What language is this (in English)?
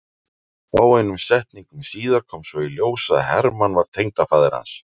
Icelandic